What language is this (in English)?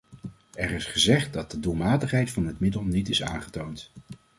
Dutch